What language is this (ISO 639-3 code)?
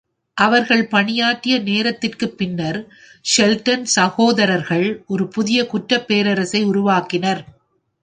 tam